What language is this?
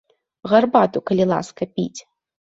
Belarusian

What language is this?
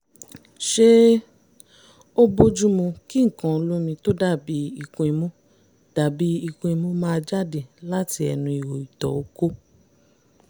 Yoruba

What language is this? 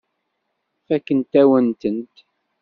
Kabyle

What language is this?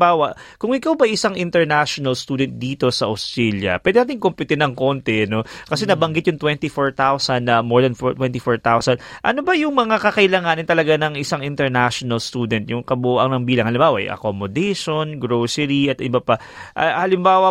Filipino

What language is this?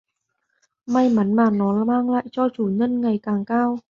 Vietnamese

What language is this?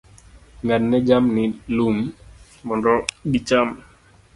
Luo (Kenya and Tanzania)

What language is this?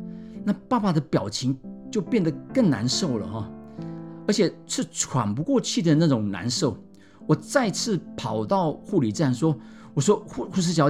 Chinese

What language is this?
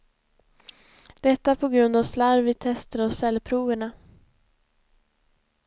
Swedish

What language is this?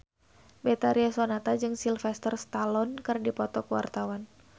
Sundanese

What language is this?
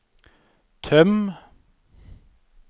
Norwegian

